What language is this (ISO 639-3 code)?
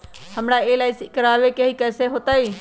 mag